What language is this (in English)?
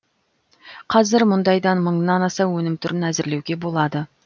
Kazakh